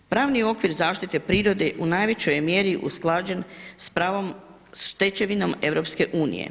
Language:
Croatian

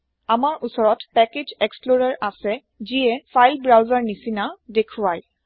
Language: Assamese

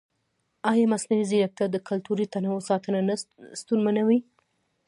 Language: Pashto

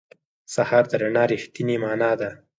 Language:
Pashto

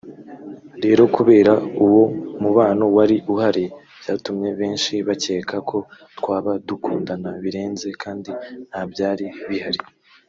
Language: Kinyarwanda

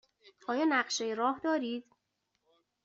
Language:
Persian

